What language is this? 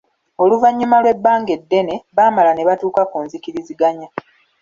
Ganda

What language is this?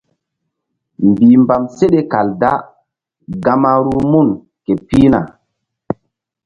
Mbum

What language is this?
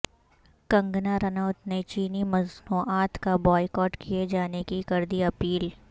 Urdu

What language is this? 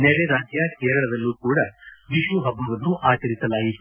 Kannada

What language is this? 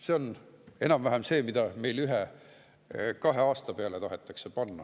Estonian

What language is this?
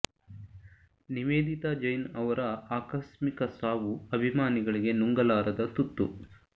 Kannada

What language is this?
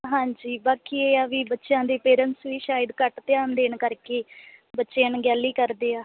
Punjabi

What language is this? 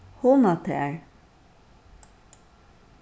Faroese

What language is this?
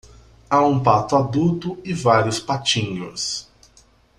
Portuguese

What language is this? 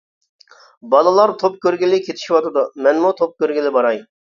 Uyghur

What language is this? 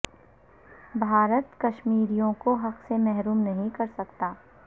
Urdu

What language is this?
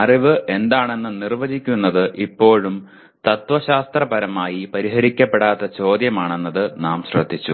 Malayalam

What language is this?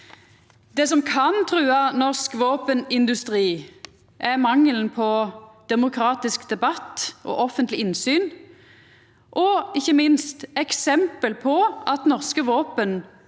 Norwegian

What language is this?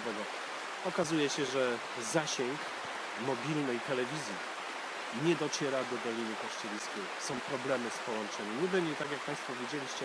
Polish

